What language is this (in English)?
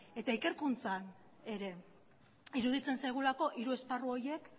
Basque